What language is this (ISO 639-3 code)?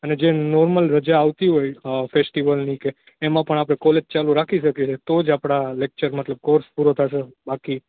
guj